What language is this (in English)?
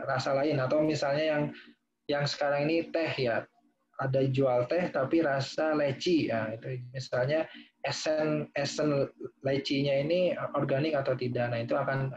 Indonesian